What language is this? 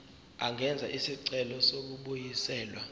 Zulu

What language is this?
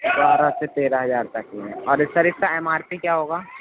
Urdu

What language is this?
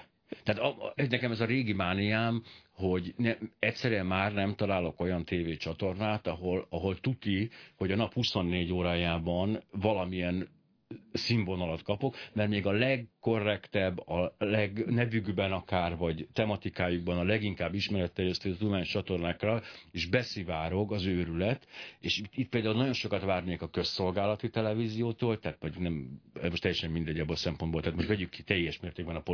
Hungarian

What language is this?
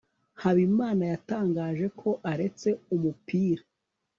Kinyarwanda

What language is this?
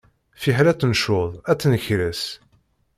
Kabyle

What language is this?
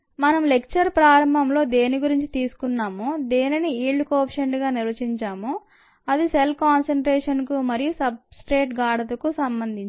Telugu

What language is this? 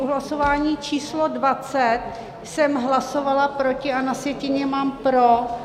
Czech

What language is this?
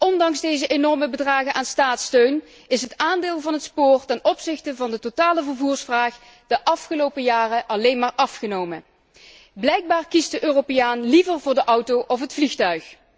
Dutch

